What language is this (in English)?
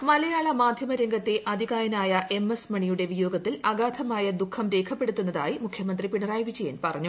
Malayalam